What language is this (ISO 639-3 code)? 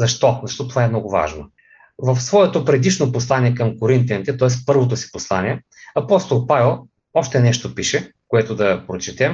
bul